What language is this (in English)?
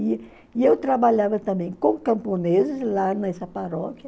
Portuguese